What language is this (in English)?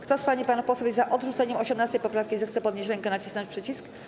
Polish